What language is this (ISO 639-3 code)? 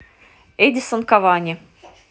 rus